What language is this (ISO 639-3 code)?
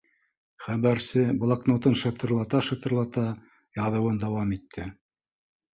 bak